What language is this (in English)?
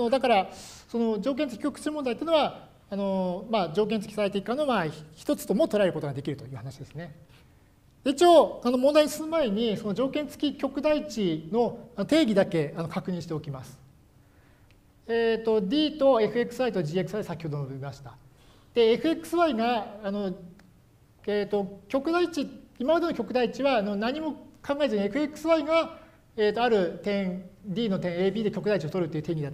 Japanese